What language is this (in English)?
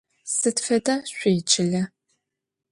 Adyghe